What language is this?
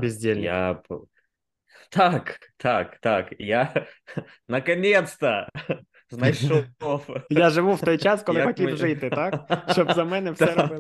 Ukrainian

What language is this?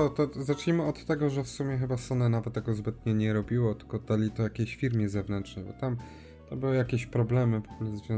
Polish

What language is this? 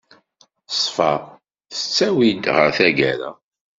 Kabyle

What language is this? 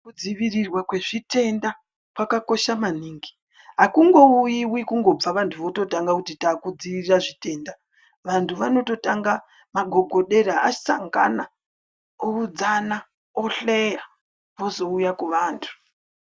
Ndau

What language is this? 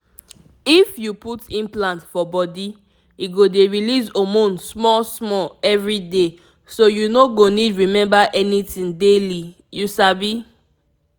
Nigerian Pidgin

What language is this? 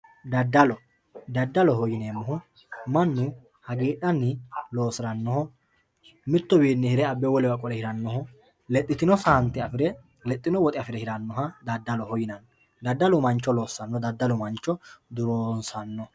Sidamo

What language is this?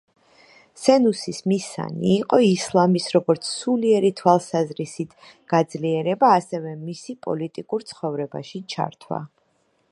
Georgian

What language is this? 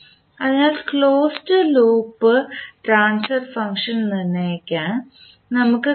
Malayalam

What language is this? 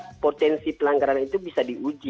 Indonesian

